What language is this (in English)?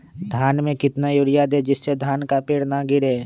Magahi